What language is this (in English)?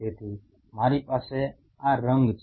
Gujarati